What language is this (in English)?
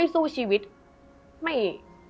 Thai